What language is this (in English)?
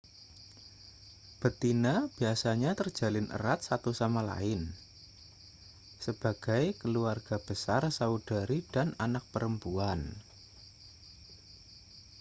Indonesian